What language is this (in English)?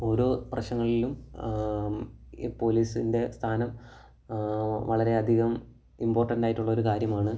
Malayalam